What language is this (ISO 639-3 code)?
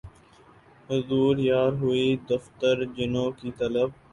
urd